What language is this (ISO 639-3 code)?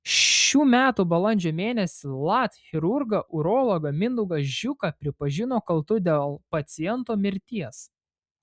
lit